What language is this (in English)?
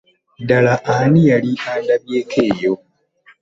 Ganda